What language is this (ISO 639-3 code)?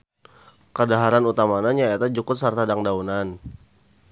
sun